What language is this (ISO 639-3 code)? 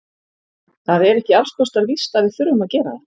isl